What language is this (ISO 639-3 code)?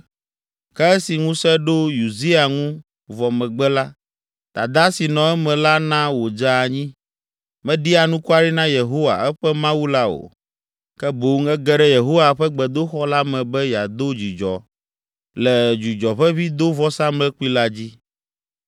ewe